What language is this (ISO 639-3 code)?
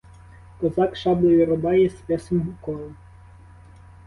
ukr